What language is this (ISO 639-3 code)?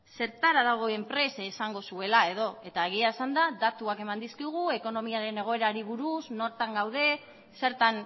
eus